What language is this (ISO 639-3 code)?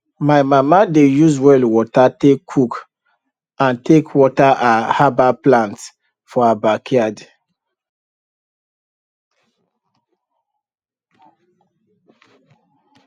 pcm